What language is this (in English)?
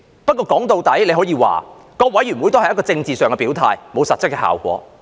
Cantonese